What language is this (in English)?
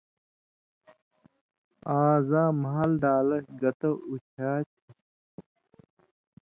Indus Kohistani